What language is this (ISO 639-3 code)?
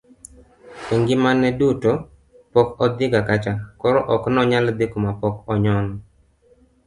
luo